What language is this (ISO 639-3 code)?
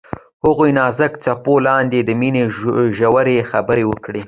pus